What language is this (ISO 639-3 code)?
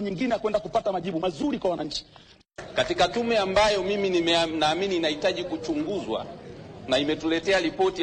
swa